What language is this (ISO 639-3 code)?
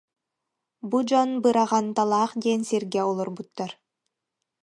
sah